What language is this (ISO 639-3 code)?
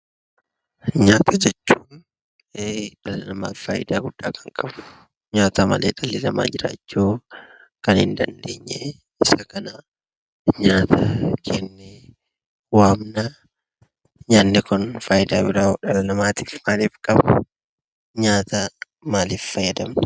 orm